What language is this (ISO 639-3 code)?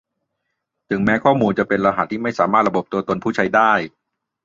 tha